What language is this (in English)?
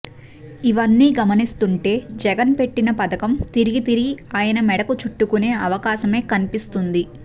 Telugu